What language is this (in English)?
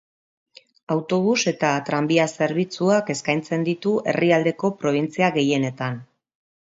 Basque